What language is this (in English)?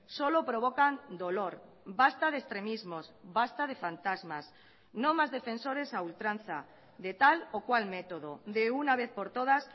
Spanish